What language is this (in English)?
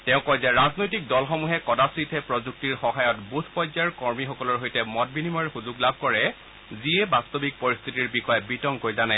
Assamese